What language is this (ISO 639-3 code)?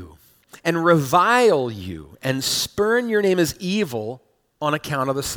eng